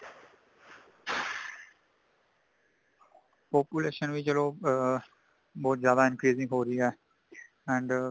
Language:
Punjabi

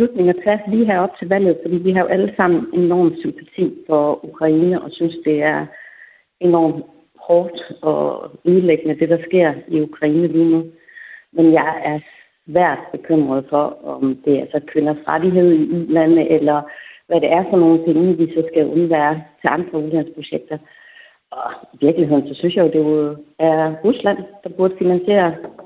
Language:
Danish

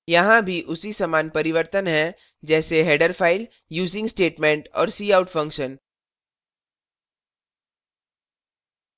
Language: Hindi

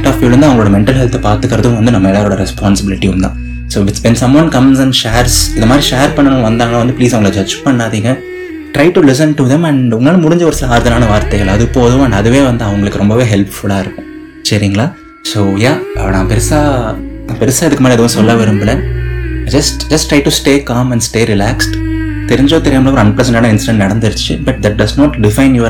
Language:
Tamil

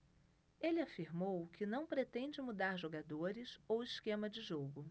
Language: Portuguese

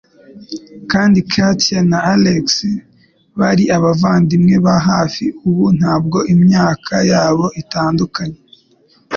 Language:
Kinyarwanda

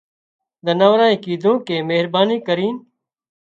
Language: Wadiyara Koli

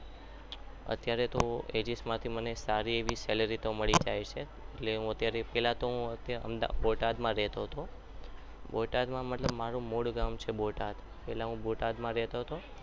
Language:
Gujarati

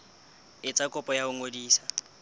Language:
Southern Sotho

